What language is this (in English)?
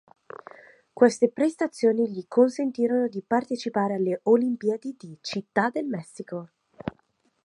Italian